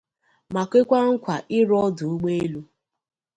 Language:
Igbo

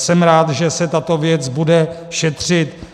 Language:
Czech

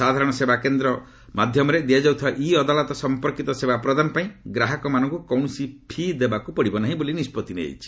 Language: Odia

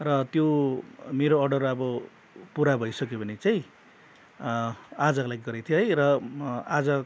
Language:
Nepali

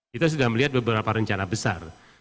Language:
Indonesian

